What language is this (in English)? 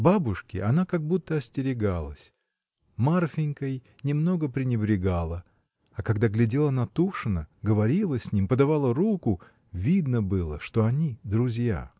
Russian